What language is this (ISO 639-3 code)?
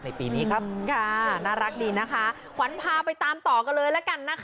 tha